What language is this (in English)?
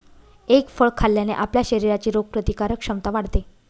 Marathi